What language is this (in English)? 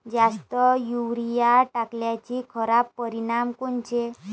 Marathi